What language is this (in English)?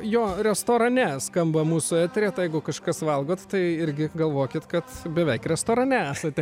Lithuanian